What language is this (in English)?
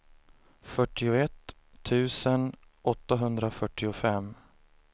Swedish